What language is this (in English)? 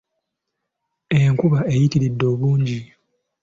Ganda